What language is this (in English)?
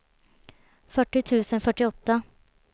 Swedish